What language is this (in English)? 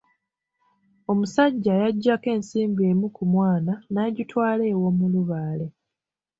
Ganda